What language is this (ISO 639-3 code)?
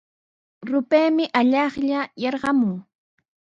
qws